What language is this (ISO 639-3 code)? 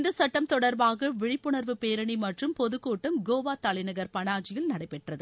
tam